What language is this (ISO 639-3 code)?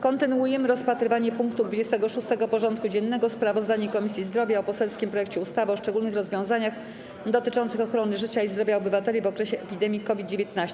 pol